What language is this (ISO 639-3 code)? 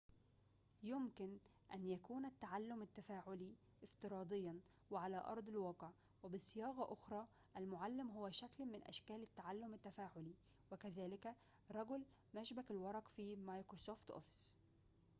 ara